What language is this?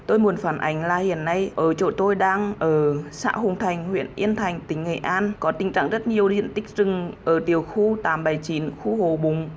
Vietnamese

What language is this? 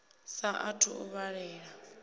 Venda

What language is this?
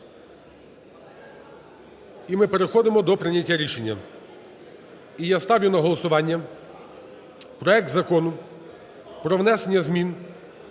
Ukrainian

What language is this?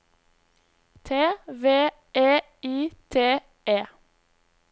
Norwegian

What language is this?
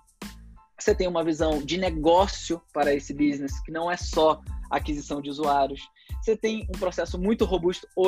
Portuguese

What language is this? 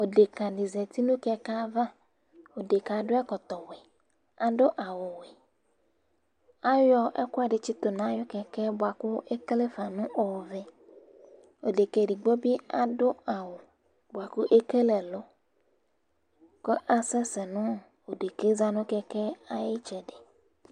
Ikposo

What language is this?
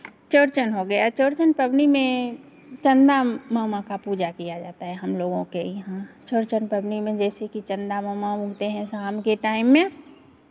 Hindi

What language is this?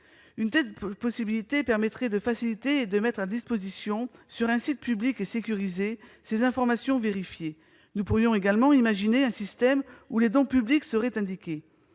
French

